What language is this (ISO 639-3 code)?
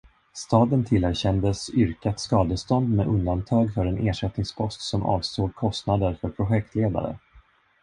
swe